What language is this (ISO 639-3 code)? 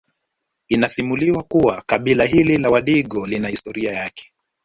swa